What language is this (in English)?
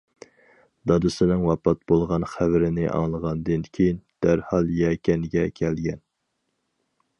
Uyghur